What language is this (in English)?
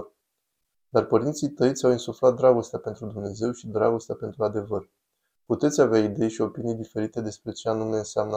Romanian